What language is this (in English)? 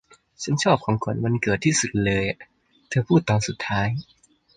Thai